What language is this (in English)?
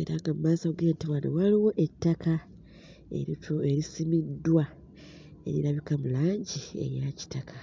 Ganda